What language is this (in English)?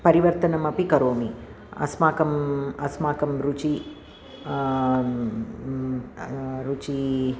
Sanskrit